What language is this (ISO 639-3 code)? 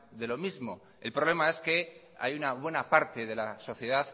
spa